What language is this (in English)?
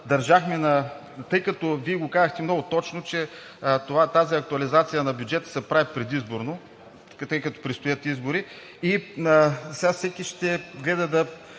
Bulgarian